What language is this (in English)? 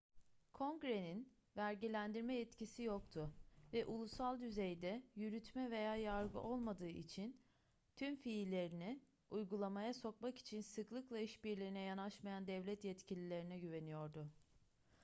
Turkish